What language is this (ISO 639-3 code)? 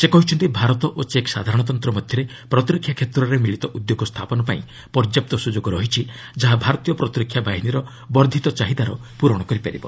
ori